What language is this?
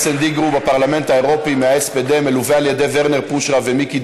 Hebrew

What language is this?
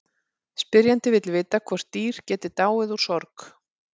Icelandic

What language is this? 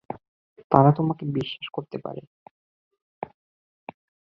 Bangla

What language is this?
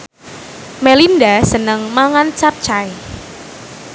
Javanese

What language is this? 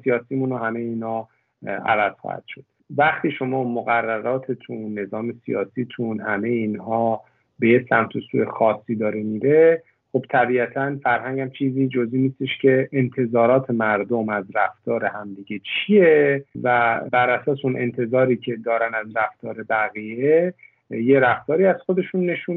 Persian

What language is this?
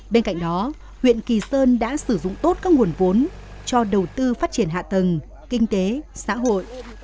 Vietnamese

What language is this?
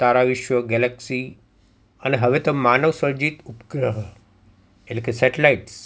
Gujarati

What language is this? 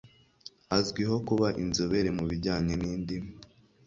Kinyarwanda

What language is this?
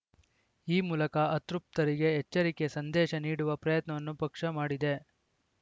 Kannada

